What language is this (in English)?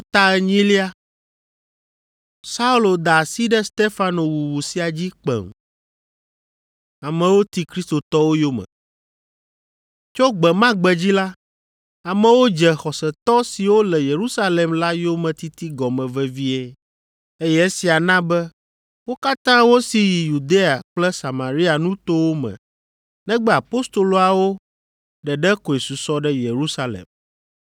Ewe